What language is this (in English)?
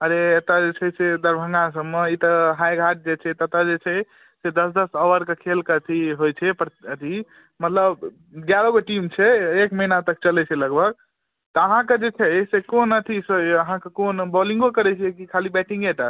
Maithili